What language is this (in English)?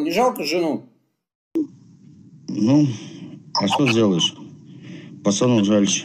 Russian